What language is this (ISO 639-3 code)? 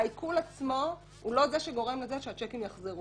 heb